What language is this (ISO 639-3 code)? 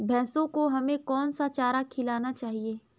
hin